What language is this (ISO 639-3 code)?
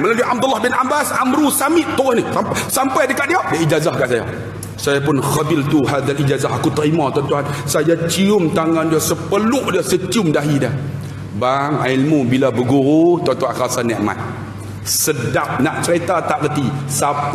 msa